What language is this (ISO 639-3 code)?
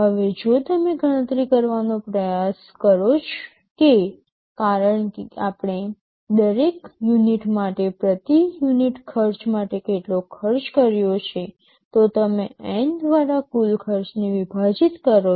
guj